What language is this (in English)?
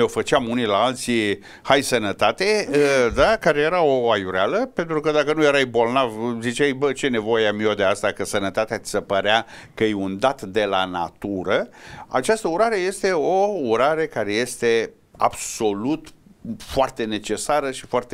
Romanian